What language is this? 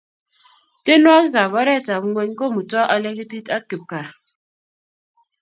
Kalenjin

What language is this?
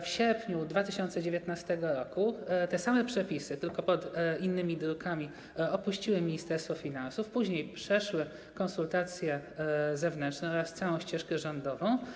Polish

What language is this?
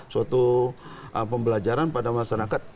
Indonesian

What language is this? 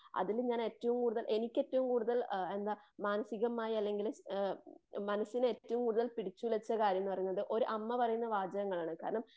Malayalam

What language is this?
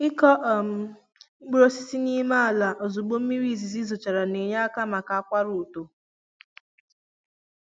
Igbo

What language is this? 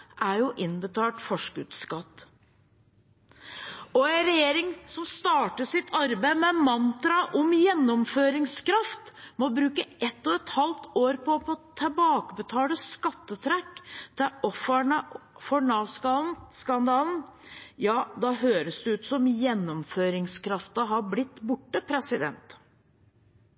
Norwegian Bokmål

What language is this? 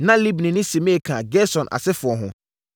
Akan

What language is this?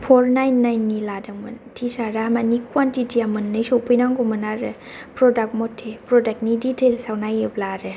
Bodo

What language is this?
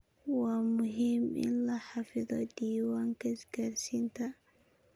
Somali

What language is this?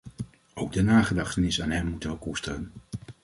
Dutch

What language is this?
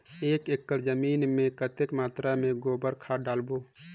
Chhattisgarhi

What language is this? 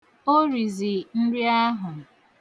Igbo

